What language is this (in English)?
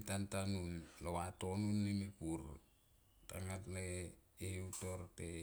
Tomoip